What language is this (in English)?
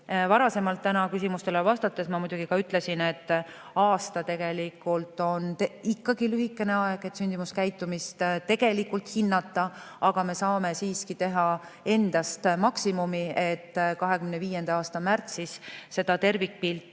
Estonian